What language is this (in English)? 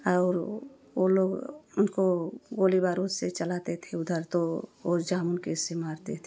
Hindi